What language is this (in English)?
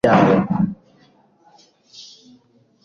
Kinyarwanda